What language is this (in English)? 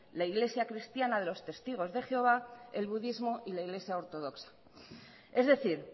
Spanish